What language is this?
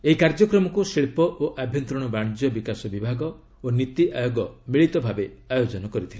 Odia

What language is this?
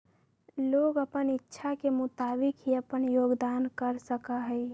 Magahi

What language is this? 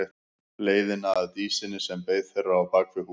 Icelandic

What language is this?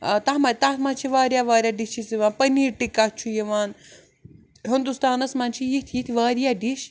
Kashmiri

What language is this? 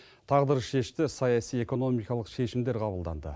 Kazakh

